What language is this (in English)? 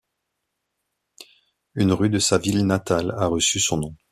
French